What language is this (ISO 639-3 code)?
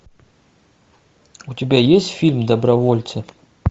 rus